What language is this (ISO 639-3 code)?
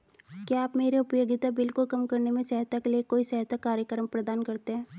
hin